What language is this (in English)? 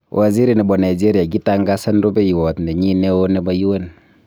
Kalenjin